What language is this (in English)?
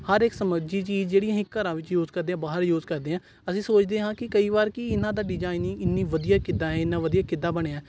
Punjabi